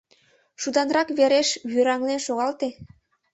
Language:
Mari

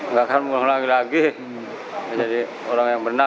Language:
Indonesian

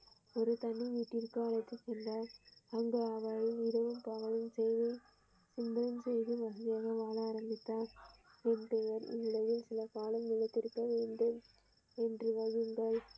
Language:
Tamil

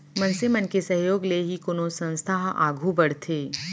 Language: Chhattisgarhi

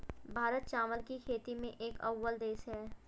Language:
Hindi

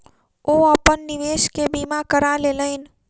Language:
Maithili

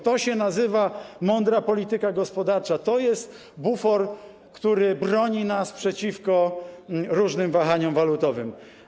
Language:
Polish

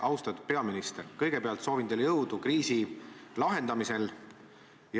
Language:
Estonian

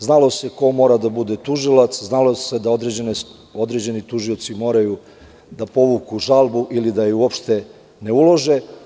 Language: Serbian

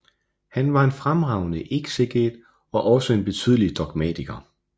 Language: Danish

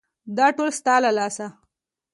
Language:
Pashto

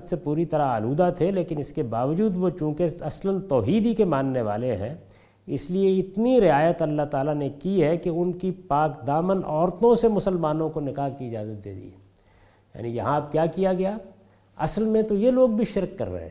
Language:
Urdu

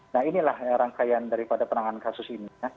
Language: Indonesian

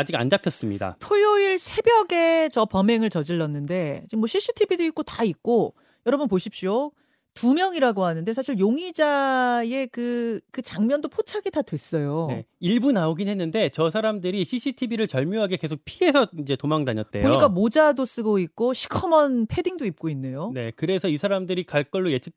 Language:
Korean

